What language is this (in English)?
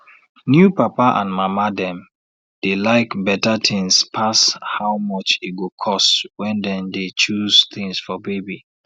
Nigerian Pidgin